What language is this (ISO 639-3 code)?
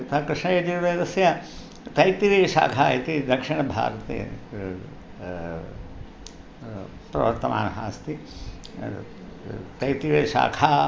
san